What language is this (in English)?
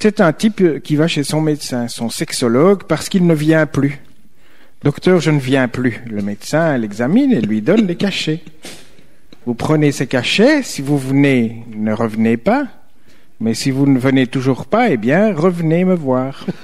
French